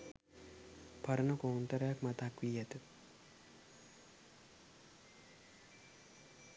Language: Sinhala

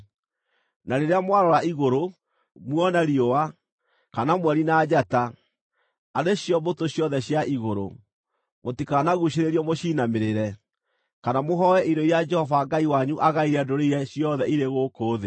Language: Kikuyu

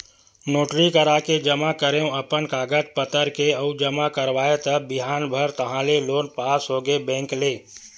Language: Chhattisgarhi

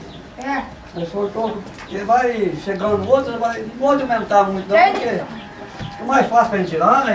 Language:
Portuguese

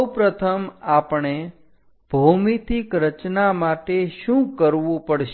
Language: Gujarati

